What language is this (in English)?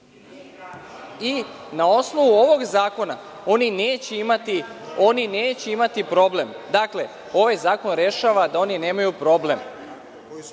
Serbian